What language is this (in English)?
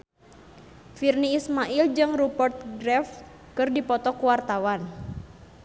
Sundanese